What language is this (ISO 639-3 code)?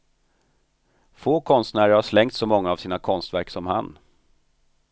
swe